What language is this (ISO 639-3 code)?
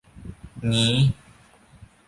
tha